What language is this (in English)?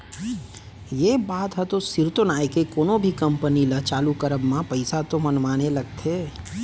Chhattisgarhi